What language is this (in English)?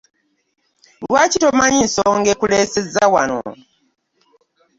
Ganda